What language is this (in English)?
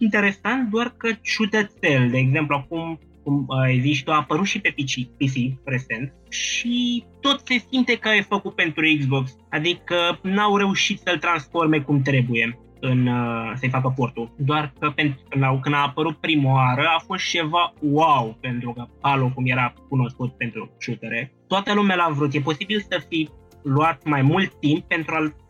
Romanian